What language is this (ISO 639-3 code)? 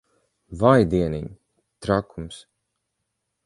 lav